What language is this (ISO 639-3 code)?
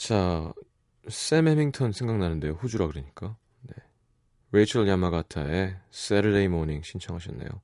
kor